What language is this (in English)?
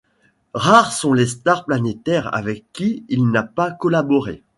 French